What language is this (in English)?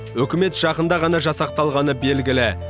Kazakh